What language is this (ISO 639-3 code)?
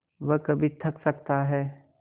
hin